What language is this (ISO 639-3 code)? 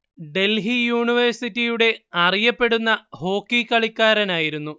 mal